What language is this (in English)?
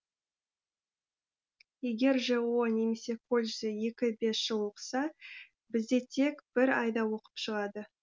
Kazakh